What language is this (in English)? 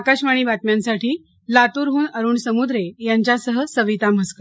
Marathi